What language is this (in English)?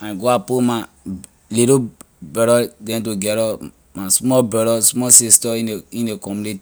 Liberian English